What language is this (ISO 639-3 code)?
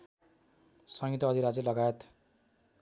nep